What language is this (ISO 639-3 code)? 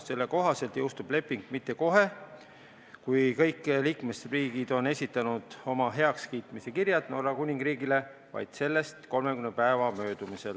est